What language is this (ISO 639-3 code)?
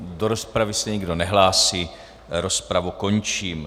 ces